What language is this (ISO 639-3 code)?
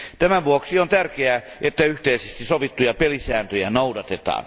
fin